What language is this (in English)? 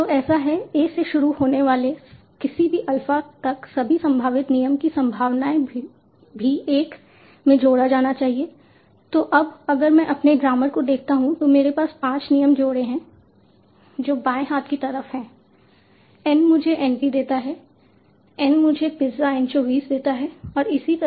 Hindi